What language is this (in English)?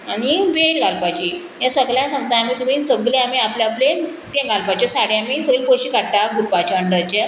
Konkani